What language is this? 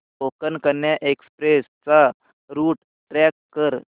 Marathi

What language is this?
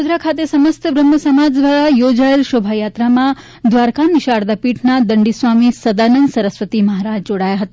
Gujarati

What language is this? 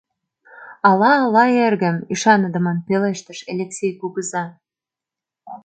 Mari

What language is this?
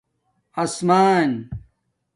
Domaaki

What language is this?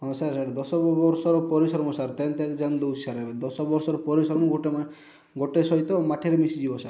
Odia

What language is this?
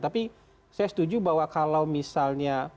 Indonesian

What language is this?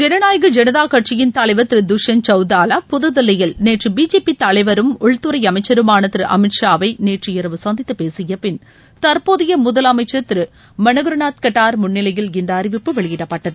Tamil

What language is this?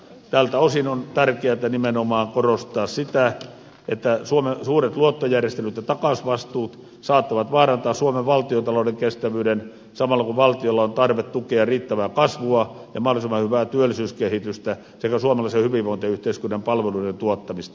Finnish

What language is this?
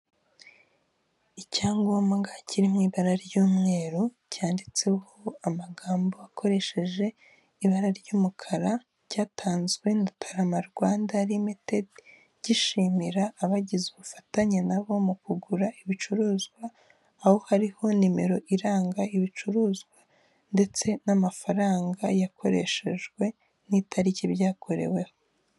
Kinyarwanda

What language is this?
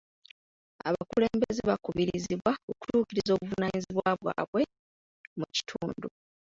Ganda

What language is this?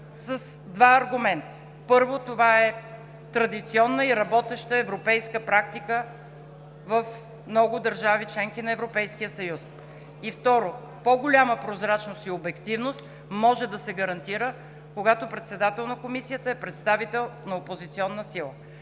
Bulgarian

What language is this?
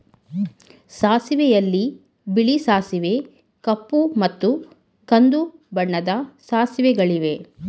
Kannada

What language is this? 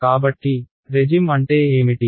Telugu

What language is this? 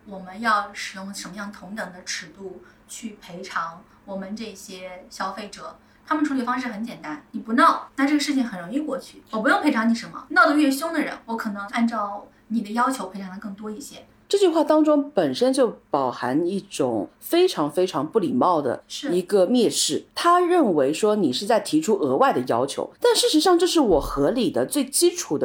Chinese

